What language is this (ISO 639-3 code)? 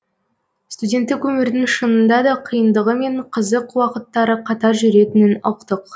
kaz